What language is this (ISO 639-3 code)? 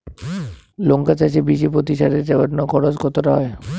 ben